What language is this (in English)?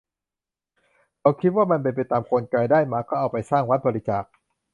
Thai